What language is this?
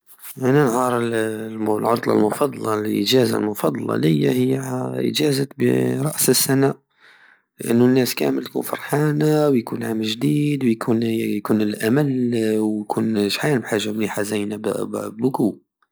Algerian Saharan Arabic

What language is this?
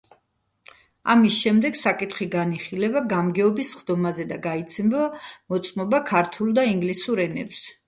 Georgian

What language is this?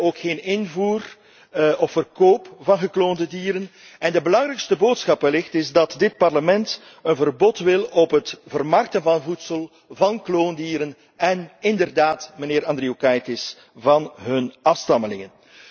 Dutch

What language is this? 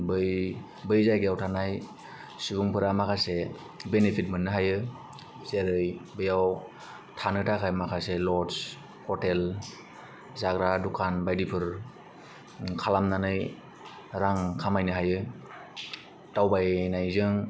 Bodo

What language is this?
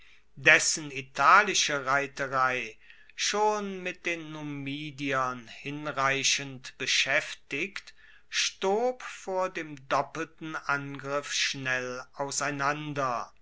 German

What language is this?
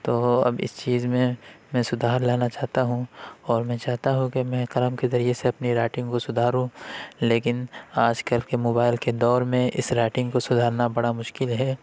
Urdu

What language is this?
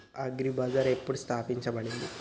Telugu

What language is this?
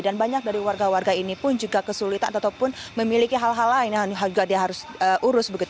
Indonesian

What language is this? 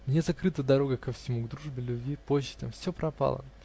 Russian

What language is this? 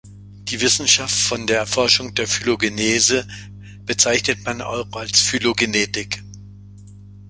German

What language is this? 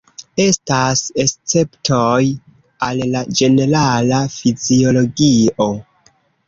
Esperanto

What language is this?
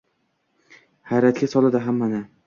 Uzbek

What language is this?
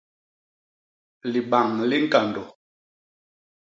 Basaa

